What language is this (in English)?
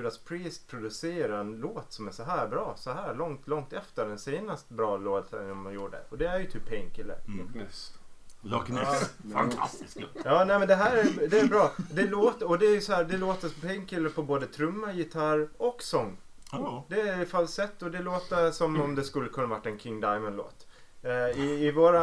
Swedish